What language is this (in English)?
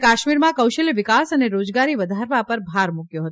Gujarati